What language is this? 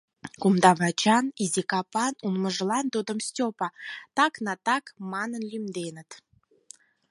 Mari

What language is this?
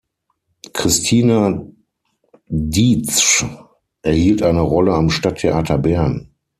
German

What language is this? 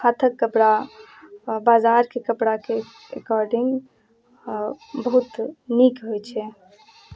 Maithili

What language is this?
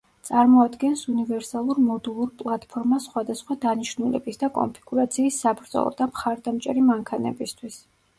Georgian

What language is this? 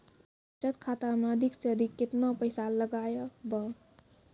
Maithili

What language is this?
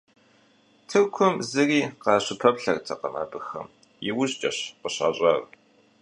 Kabardian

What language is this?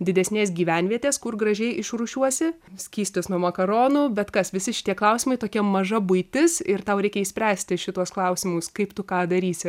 Lithuanian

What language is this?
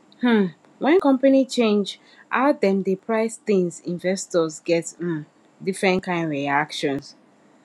Nigerian Pidgin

